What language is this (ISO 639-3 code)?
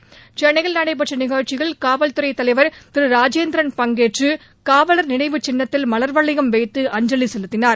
tam